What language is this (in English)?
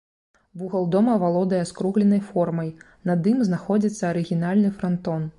Belarusian